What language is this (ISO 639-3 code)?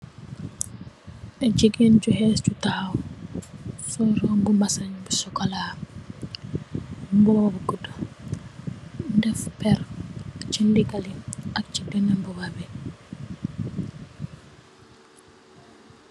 wol